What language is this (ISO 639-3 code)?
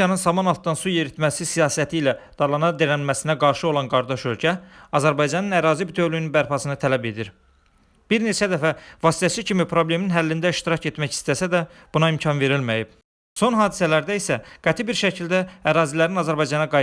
aze